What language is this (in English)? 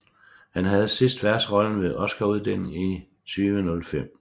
Danish